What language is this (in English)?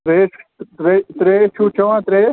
Kashmiri